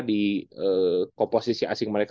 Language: Indonesian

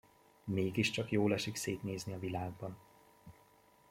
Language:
Hungarian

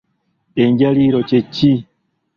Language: Ganda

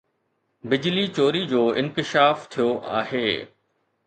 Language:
Sindhi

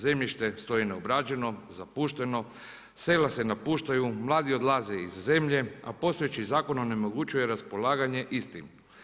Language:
Croatian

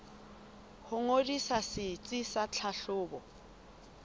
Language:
Southern Sotho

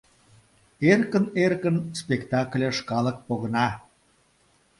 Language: Mari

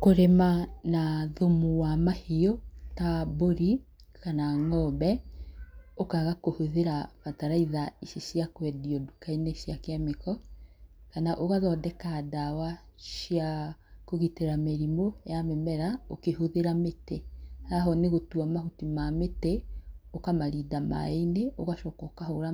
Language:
Kikuyu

